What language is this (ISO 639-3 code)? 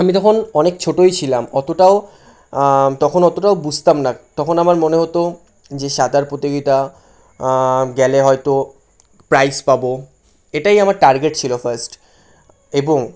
ben